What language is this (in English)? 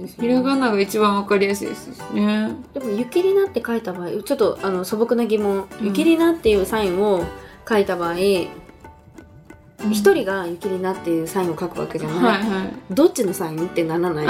Japanese